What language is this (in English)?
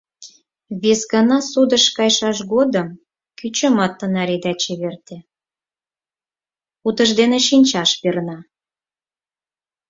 Mari